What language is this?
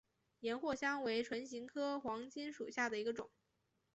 Chinese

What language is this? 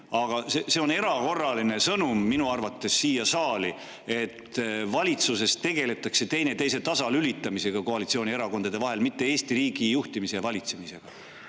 Estonian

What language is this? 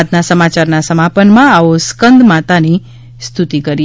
Gujarati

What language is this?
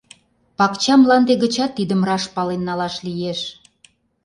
Mari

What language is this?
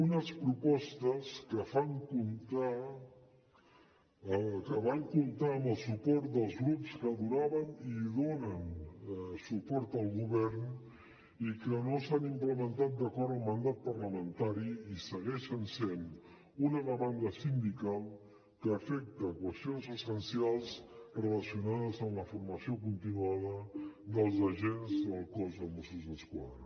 Catalan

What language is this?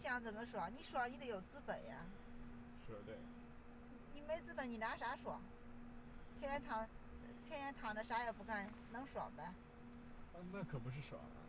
Chinese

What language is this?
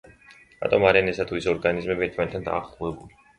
Georgian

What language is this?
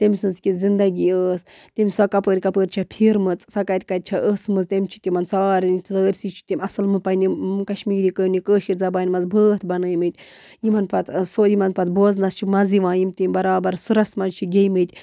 Kashmiri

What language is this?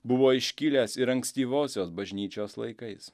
Lithuanian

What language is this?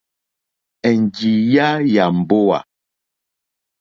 Mokpwe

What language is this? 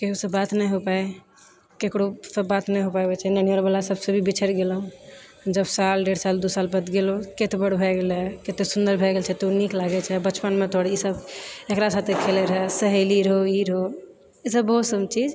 Maithili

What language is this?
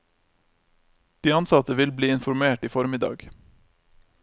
Norwegian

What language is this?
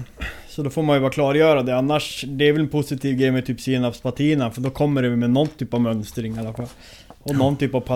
Swedish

